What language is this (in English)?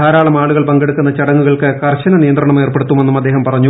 Malayalam